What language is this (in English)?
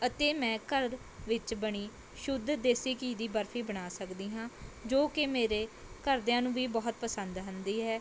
Punjabi